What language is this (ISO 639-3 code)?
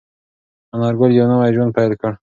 pus